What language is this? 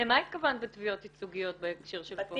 Hebrew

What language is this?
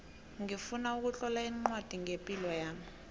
South Ndebele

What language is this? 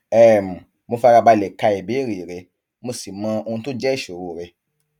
Yoruba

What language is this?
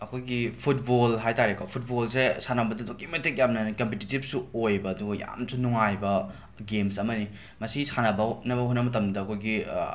Manipuri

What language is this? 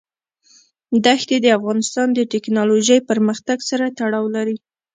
Pashto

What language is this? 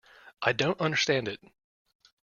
English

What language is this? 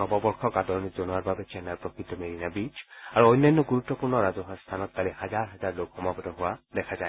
Assamese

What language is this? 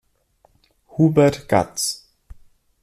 German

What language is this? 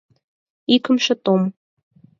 Mari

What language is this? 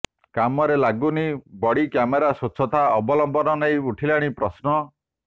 Odia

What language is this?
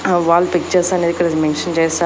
Telugu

